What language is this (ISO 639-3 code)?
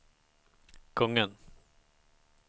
swe